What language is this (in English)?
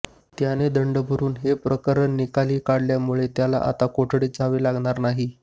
Marathi